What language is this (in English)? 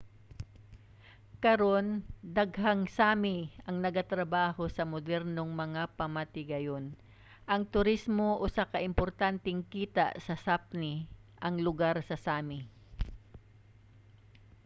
Cebuano